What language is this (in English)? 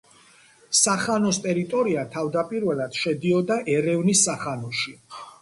Georgian